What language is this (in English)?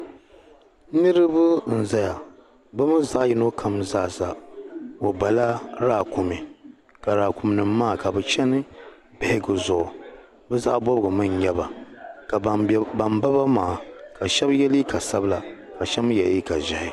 Dagbani